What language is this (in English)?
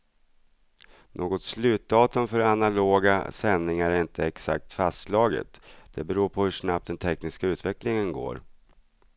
Swedish